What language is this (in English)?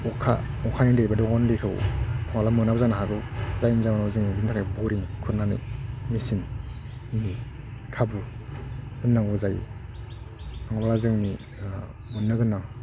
Bodo